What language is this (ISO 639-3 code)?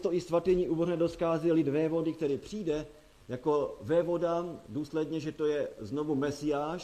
ces